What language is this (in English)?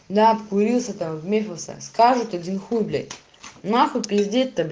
Russian